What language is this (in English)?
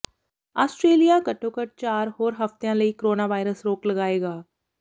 Punjabi